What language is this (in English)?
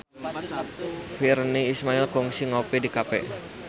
Sundanese